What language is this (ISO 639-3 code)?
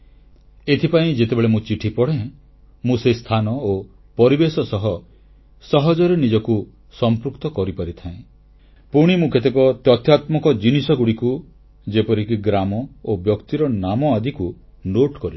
ori